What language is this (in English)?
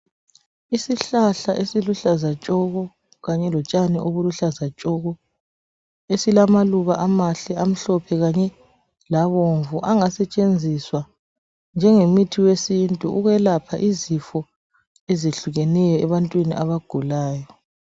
North Ndebele